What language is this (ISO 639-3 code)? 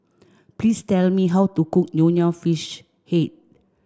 eng